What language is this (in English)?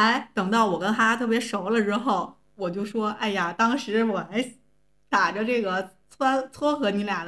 Chinese